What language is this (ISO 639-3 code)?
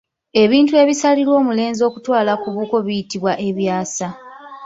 lug